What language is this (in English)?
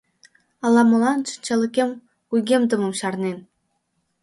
Mari